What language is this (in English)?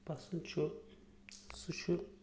Kashmiri